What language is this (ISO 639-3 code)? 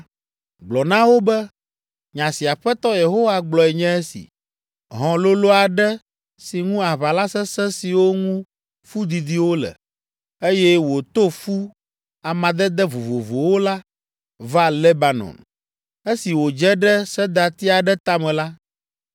ewe